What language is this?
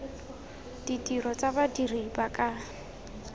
Tswana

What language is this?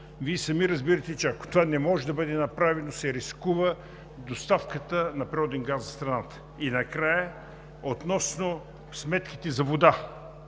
Bulgarian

